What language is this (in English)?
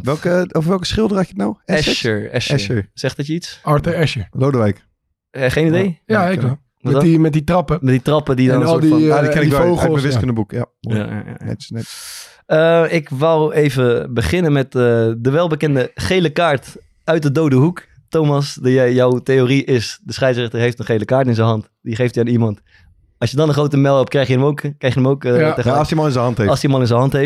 Dutch